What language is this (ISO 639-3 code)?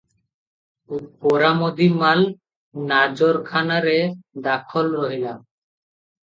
ori